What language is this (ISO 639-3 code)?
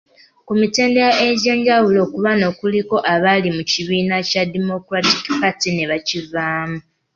lug